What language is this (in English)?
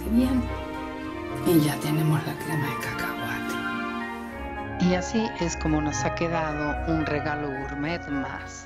Spanish